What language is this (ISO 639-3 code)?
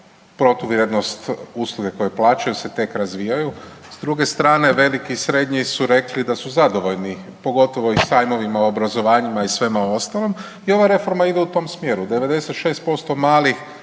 hrv